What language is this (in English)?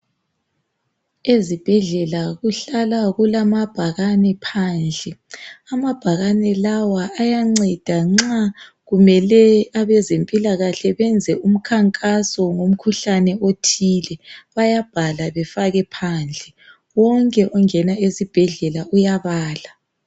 North Ndebele